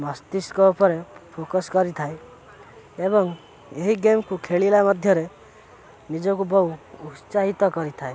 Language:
Odia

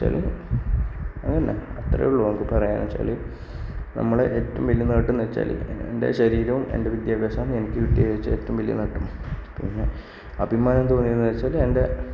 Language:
Malayalam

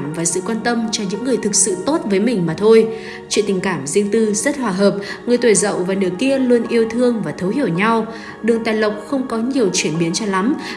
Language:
Vietnamese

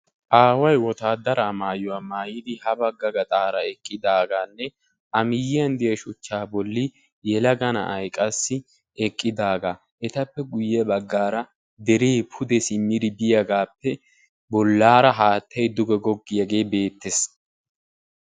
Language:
Wolaytta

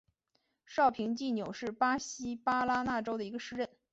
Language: Chinese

